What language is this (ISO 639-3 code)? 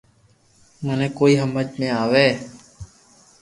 lrk